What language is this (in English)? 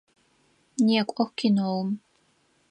Adyghe